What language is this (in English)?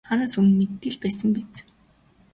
Mongolian